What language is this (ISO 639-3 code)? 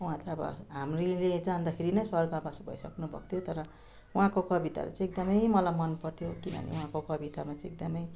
nep